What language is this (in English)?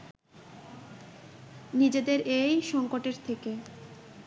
Bangla